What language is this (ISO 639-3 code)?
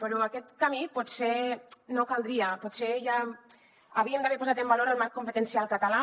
cat